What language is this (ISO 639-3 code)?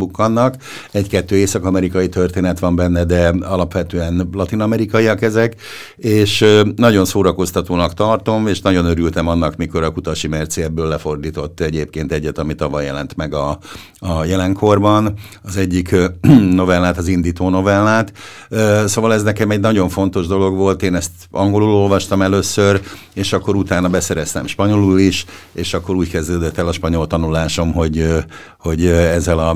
hun